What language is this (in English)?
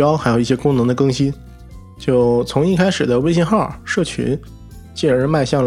Chinese